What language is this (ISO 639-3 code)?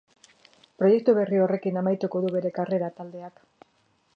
eus